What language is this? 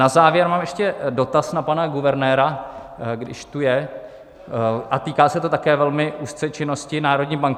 Czech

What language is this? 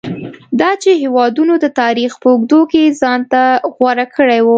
Pashto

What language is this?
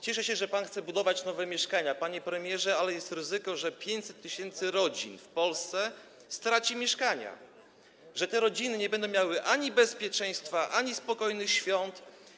Polish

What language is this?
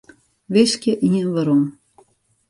Western Frisian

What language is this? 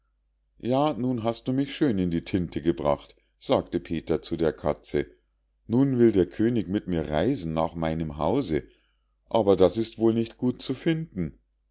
German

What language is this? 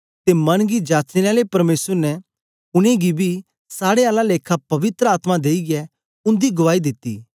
Dogri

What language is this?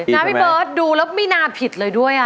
Thai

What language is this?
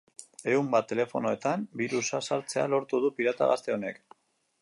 Basque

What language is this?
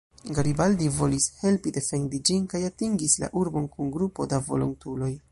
Esperanto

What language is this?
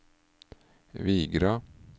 Norwegian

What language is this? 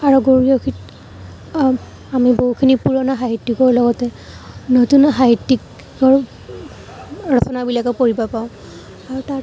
Assamese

